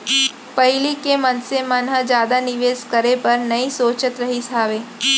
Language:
Chhattisgarhi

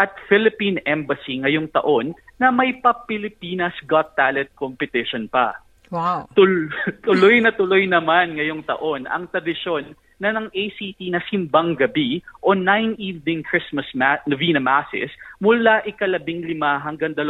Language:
Filipino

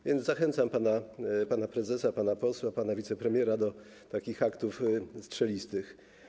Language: Polish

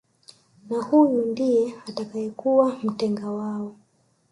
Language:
Swahili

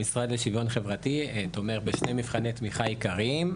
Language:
Hebrew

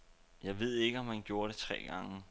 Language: Danish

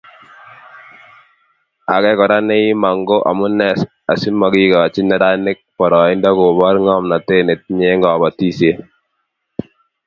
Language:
Kalenjin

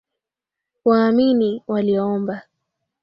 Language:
Swahili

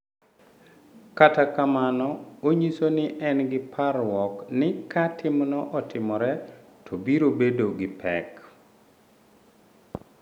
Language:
Luo (Kenya and Tanzania)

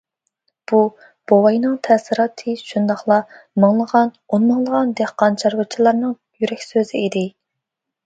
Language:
Uyghur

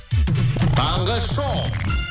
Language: Kazakh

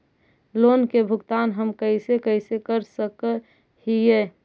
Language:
Magahi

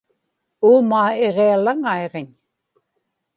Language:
Inupiaq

